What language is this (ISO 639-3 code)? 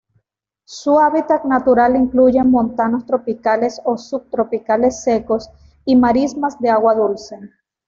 spa